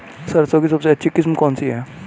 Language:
Hindi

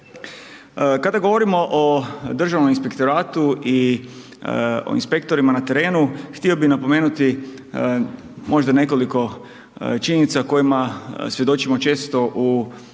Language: Croatian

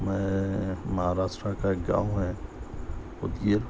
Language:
Urdu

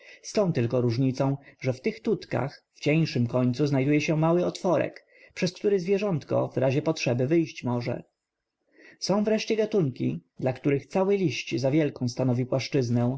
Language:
Polish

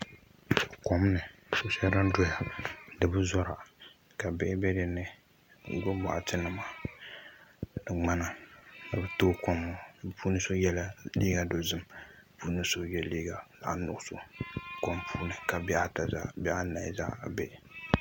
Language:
Dagbani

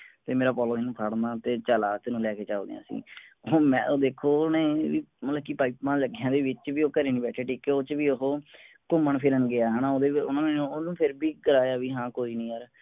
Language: Punjabi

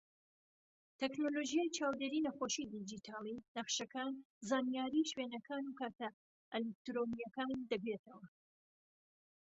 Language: Central Kurdish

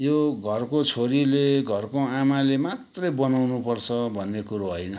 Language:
Nepali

